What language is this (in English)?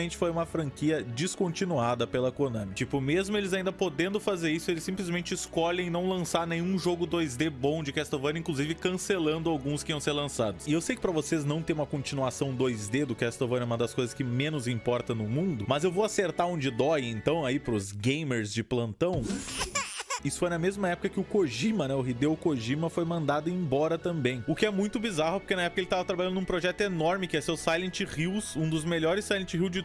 Portuguese